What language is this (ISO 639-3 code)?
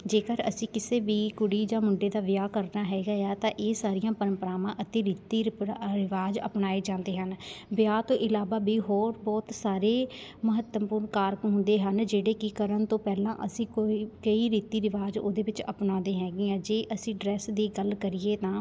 pan